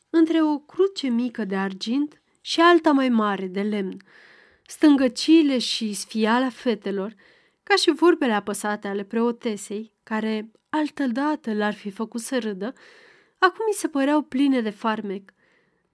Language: Romanian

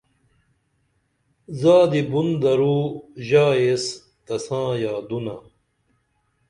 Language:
Dameli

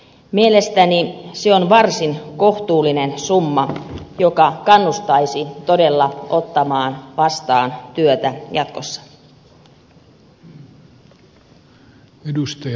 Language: Finnish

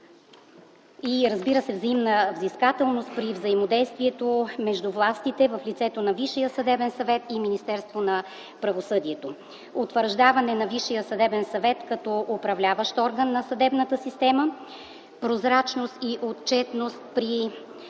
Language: Bulgarian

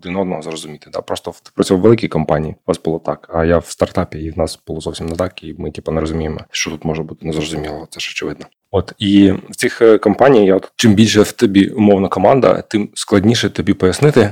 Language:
Ukrainian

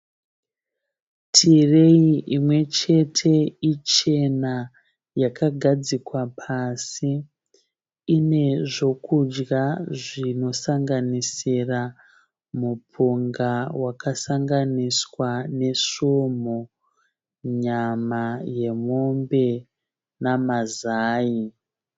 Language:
Shona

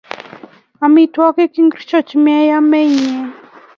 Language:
Kalenjin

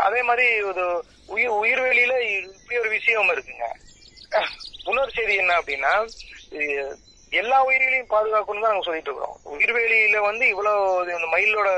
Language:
Tamil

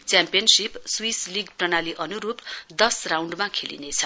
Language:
Nepali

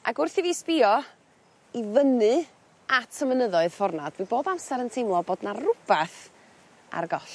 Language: Welsh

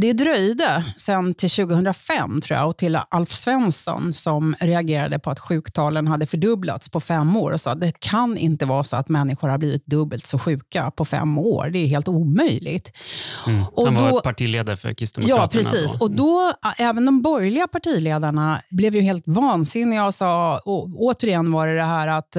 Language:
Swedish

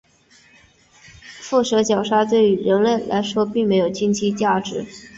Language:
Chinese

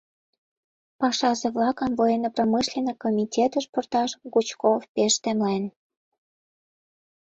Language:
Mari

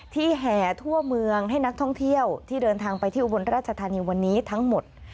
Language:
Thai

